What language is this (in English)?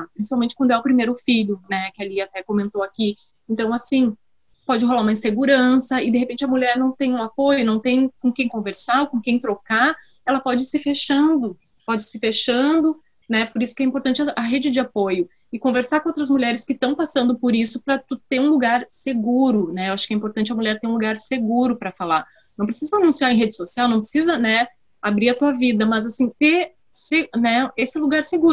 Portuguese